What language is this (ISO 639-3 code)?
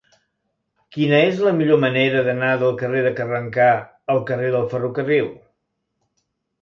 cat